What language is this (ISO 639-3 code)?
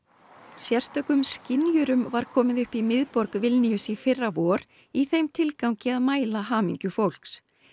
isl